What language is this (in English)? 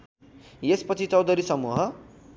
Nepali